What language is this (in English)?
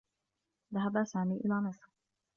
Arabic